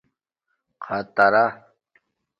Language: Domaaki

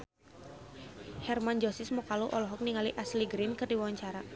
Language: Sundanese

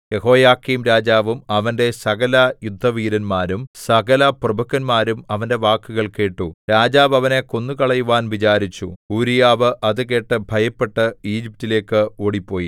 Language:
Malayalam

